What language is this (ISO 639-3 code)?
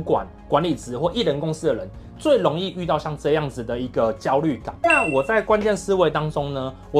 zho